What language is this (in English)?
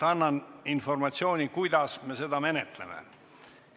Estonian